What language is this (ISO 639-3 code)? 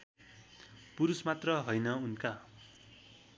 nep